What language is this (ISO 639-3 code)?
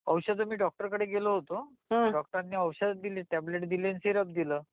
mar